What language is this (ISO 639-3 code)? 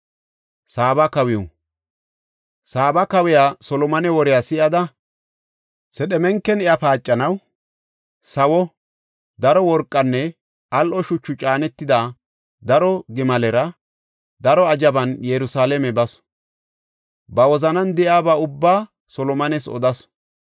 gof